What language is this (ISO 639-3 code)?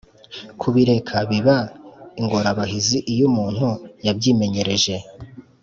kin